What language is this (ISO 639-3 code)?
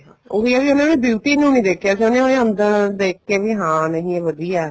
pan